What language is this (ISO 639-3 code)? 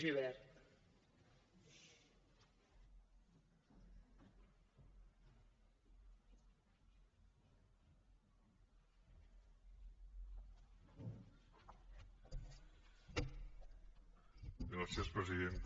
cat